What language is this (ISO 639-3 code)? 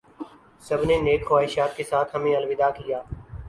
urd